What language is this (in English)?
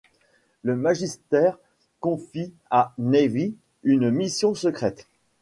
French